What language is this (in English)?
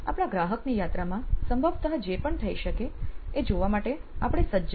Gujarati